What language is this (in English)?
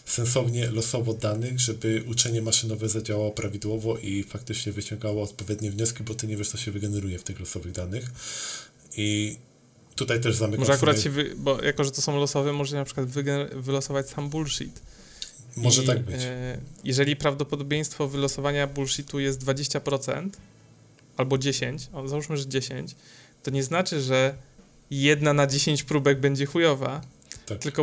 Polish